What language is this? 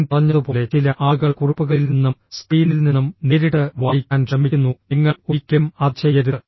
Malayalam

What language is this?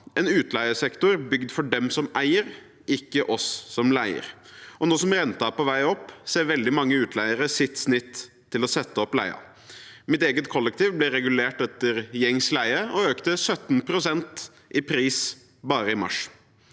Norwegian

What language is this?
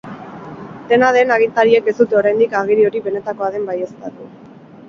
Basque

